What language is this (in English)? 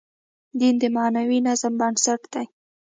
Pashto